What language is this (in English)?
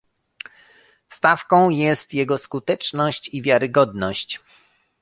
Polish